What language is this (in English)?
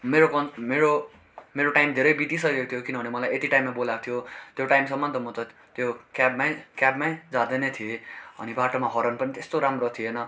Nepali